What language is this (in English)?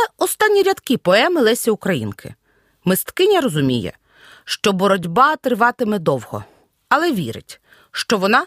Ukrainian